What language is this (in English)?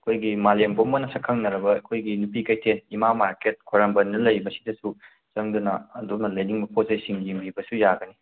Manipuri